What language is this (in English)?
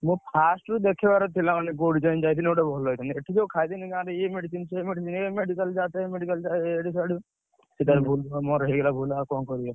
Odia